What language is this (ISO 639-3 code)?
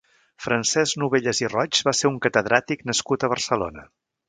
cat